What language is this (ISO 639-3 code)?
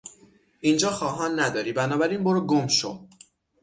fas